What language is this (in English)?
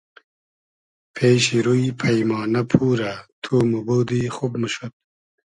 Hazaragi